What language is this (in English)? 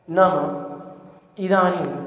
Sanskrit